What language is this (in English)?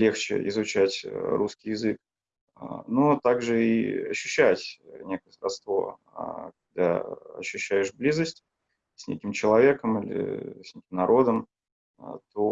Russian